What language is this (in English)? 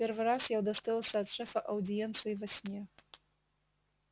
Russian